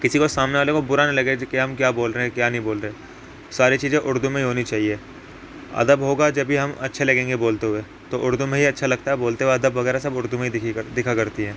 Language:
Urdu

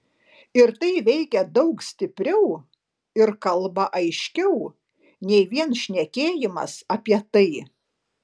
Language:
Lithuanian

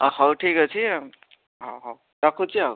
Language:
Odia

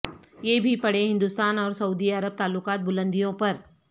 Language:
Urdu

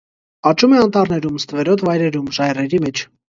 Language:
Armenian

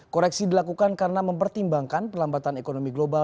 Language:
Indonesian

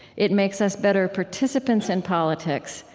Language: English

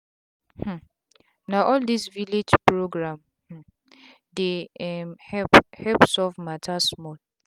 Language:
Nigerian Pidgin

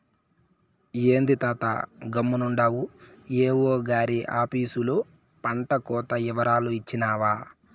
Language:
Telugu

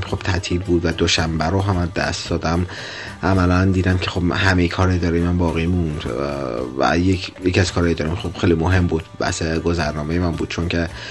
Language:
Persian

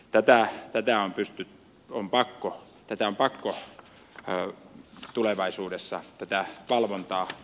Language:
Finnish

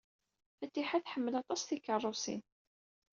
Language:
Kabyle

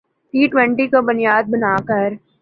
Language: Urdu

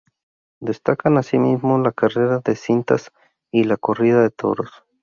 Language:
Spanish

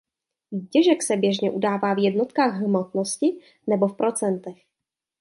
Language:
Czech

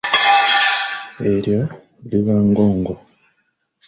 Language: Ganda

